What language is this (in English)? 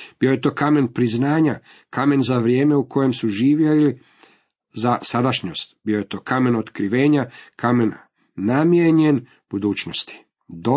Croatian